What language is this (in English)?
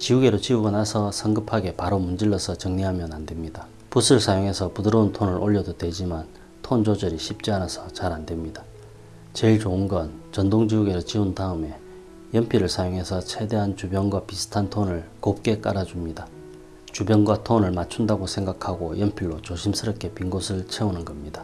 Korean